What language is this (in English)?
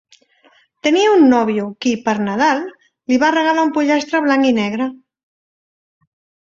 Catalan